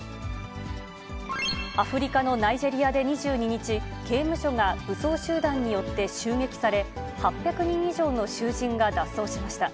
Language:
Japanese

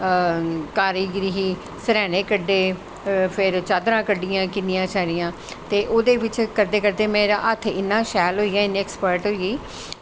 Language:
Dogri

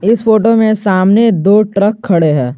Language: Hindi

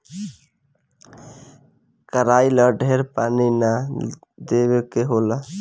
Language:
Bhojpuri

